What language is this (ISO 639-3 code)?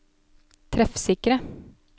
nor